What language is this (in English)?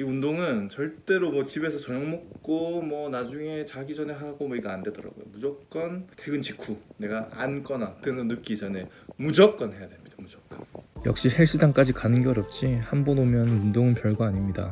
Korean